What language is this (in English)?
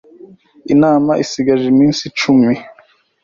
Kinyarwanda